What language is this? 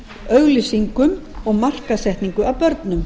Icelandic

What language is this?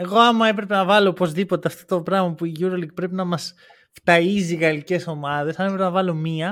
Greek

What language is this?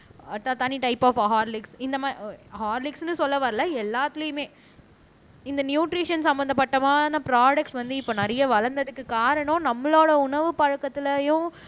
Tamil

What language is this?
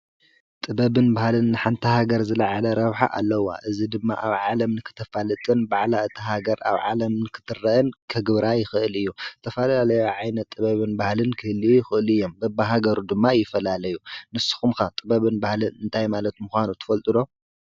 Tigrinya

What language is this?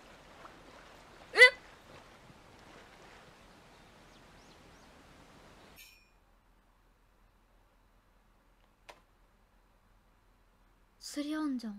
Japanese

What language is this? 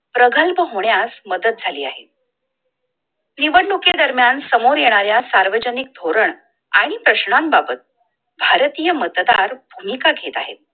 Marathi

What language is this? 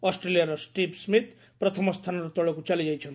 Odia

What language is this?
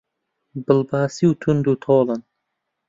Central Kurdish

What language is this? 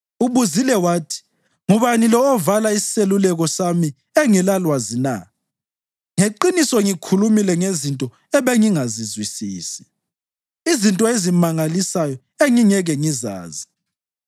North Ndebele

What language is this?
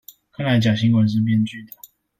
Chinese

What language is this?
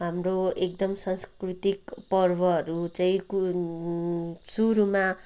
Nepali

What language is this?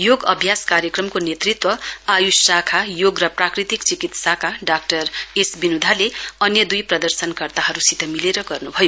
Nepali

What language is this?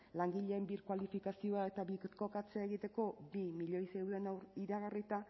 Basque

